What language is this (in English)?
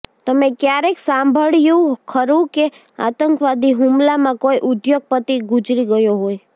Gujarati